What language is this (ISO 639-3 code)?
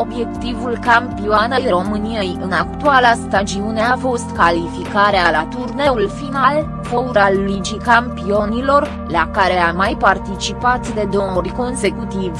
ron